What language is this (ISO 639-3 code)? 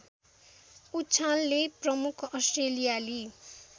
nep